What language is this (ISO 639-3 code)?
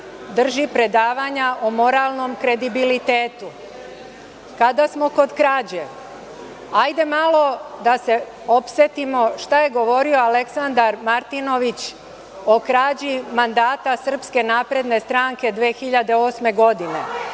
srp